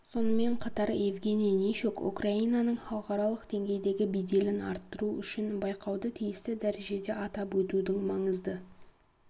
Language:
Kazakh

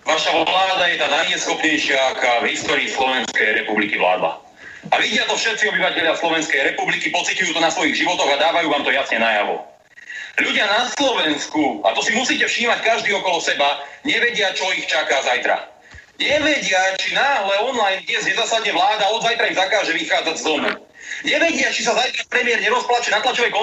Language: Slovak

